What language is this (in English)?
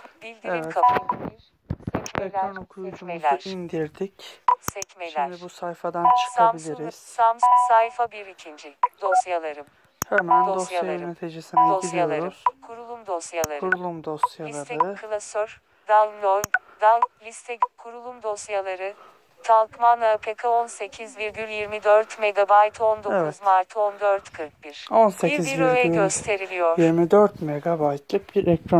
Turkish